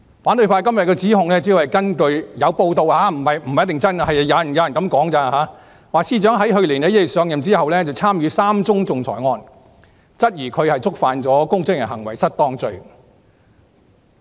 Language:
Cantonese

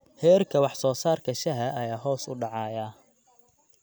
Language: Somali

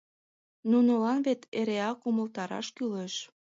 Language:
Mari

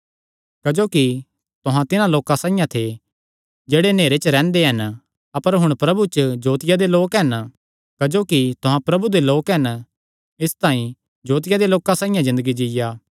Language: Kangri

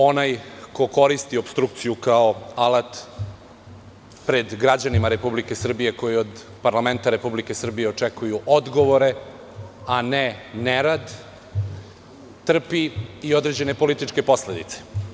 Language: Serbian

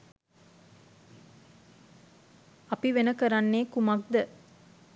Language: Sinhala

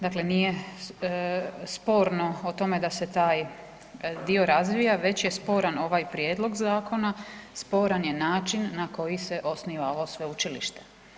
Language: Croatian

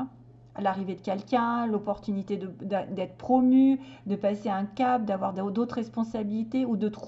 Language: French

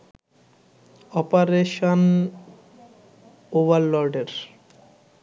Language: Bangla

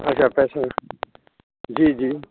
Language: Sindhi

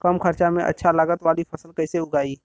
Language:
Bhojpuri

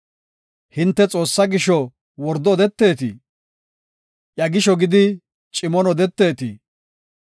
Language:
Gofa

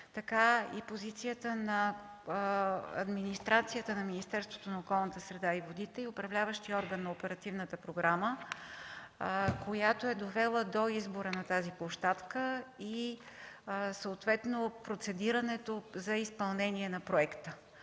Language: Bulgarian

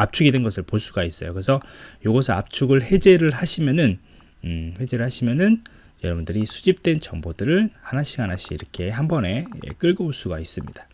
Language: Korean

